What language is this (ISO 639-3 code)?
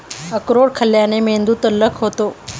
mar